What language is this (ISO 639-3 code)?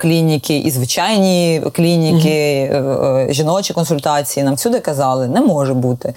ukr